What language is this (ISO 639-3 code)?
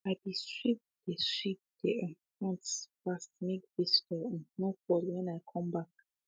pcm